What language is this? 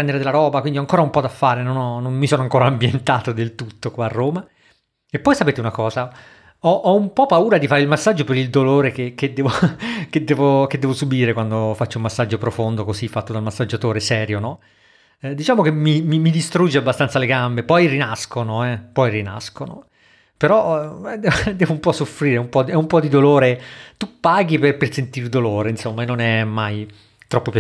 Italian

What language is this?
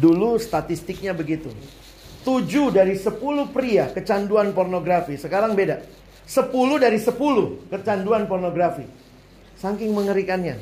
Indonesian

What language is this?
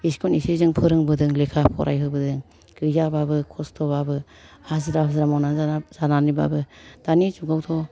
Bodo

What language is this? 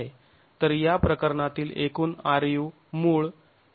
Marathi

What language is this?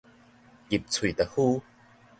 Min Nan Chinese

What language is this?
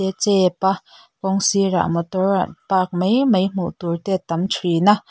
Mizo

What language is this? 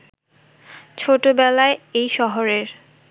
Bangla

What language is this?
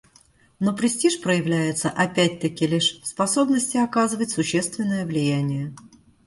Russian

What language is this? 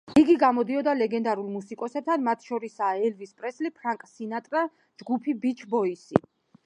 Georgian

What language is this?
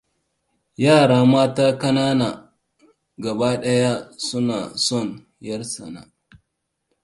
Hausa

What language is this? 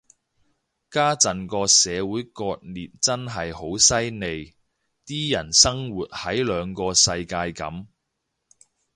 Cantonese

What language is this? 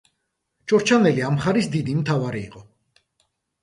Georgian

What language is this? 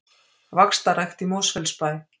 Icelandic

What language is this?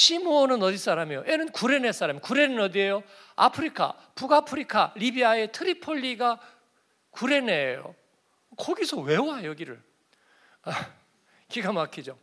Korean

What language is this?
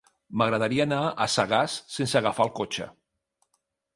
Catalan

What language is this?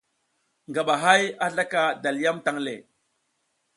South Giziga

